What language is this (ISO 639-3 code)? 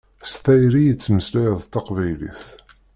kab